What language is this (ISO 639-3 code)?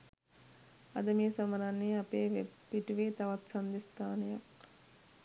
sin